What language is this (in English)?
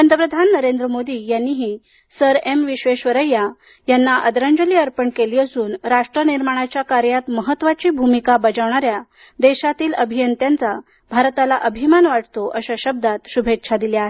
Marathi